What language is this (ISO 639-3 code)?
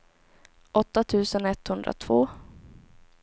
swe